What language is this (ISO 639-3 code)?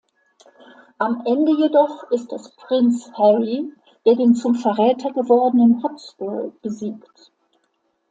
deu